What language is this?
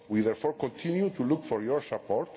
English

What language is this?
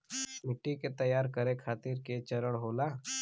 Bhojpuri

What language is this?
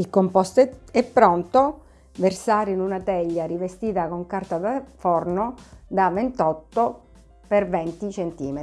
Italian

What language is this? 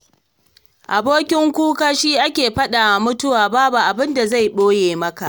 Hausa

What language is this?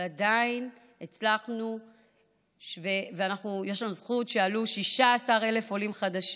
Hebrew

